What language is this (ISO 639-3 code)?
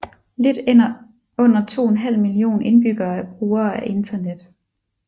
dan